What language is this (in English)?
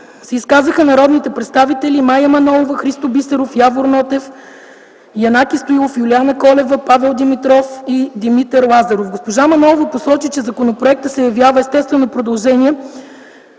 Bulgarian